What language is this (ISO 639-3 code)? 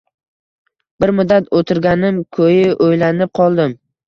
uzb